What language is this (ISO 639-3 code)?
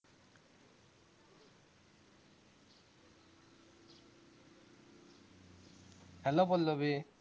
asm